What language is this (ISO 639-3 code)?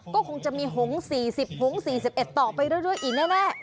tha